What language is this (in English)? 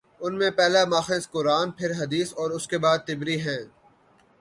Urdu